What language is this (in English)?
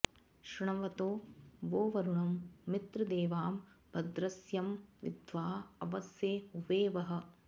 Sanskrit